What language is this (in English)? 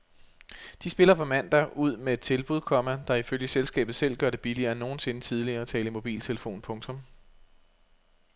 Danish